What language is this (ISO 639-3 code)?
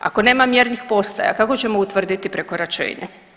hrv